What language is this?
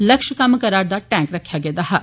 Dogri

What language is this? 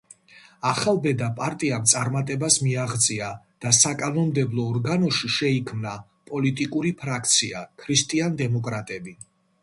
Georgian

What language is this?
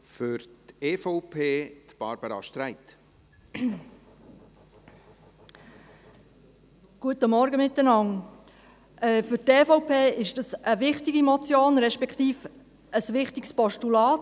Swiss German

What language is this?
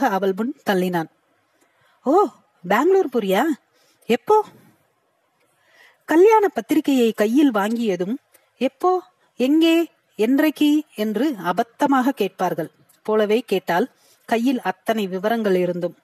Tamil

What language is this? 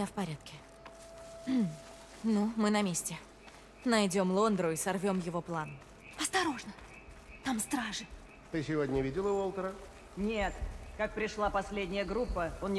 Russian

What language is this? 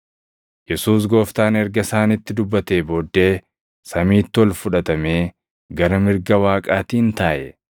Oromo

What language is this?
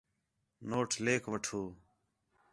Khetrani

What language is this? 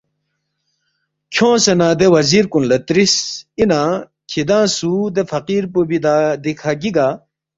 Balti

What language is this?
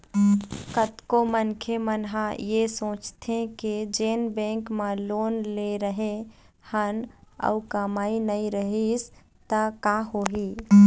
Chhattisgarhi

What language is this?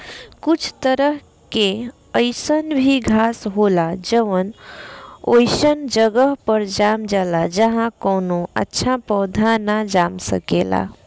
Bhojpuri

